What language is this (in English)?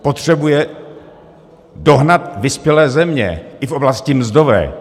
Czech